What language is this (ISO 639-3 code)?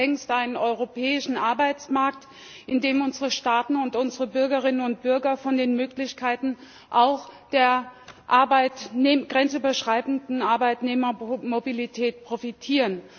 deu